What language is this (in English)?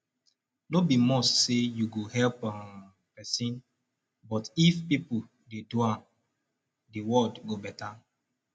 Nigerian Pidgin